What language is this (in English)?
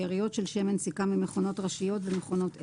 Hebrew